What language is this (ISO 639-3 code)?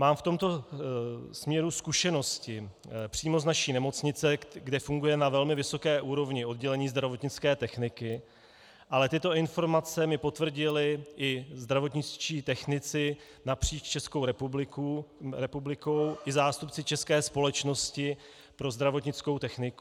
ces